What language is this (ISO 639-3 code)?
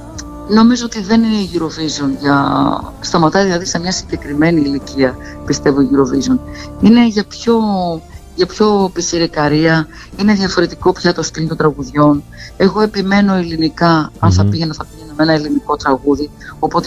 ell